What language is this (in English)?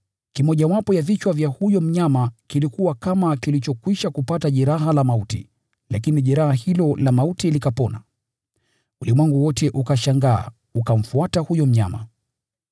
Swahili